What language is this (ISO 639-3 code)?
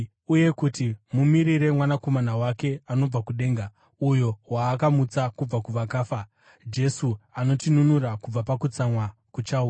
sna